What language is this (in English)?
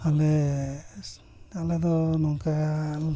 Santali